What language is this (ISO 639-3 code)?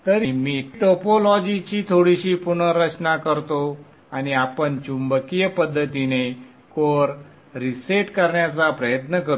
mar